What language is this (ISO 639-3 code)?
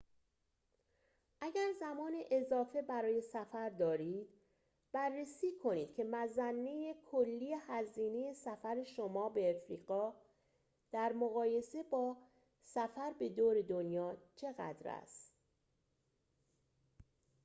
fas